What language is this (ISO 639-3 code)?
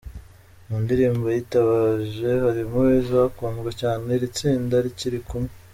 kin